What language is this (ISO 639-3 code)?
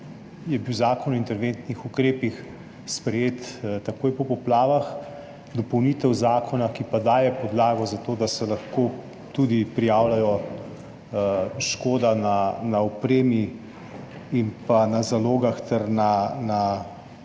slv